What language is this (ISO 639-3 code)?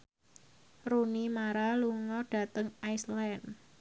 jav